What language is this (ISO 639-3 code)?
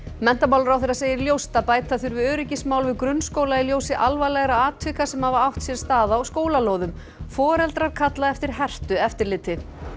isl